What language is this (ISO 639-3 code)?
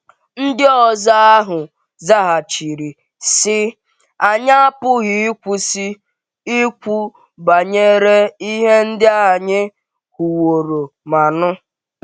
ibo